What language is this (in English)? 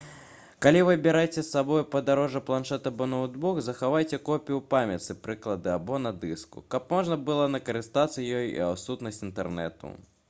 Belarusian